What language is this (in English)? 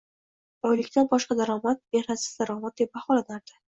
Uzbek